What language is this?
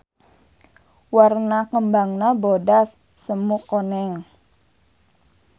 Sundanese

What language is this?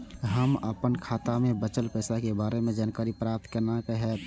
Maithili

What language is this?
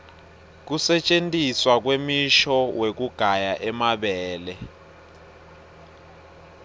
Swati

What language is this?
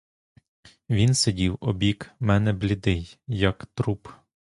Ukrainian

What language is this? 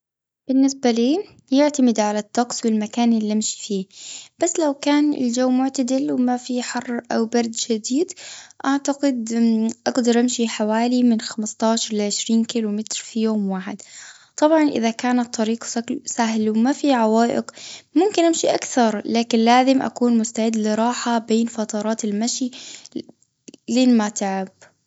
Gulf Arabic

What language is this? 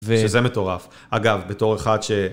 Hebrew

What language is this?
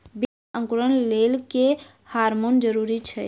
Maithili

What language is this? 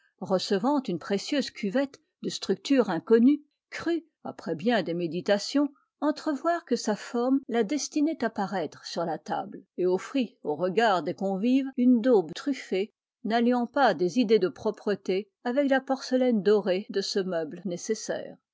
French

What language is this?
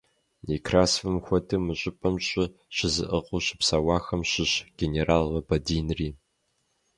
Kabardian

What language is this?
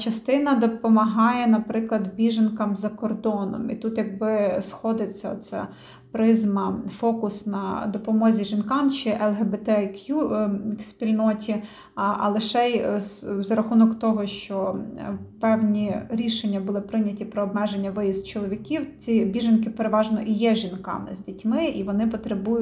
Ukrainian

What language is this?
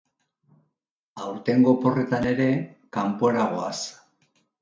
Basque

